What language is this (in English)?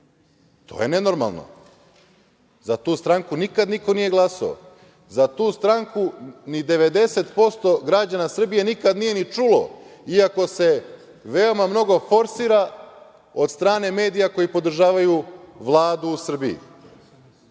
Serbian